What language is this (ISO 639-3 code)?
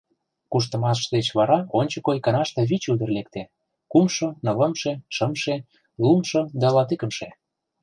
chm